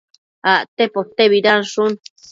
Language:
Matsés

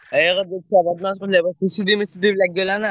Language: Odia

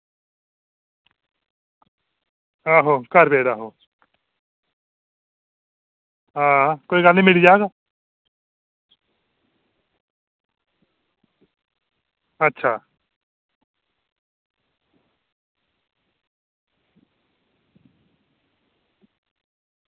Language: Dogri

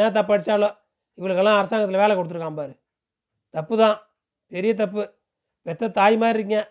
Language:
Tamil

